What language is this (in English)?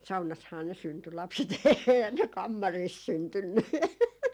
Finnish